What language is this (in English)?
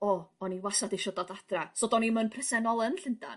Welsh